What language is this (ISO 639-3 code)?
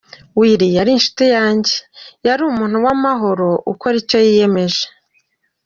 kin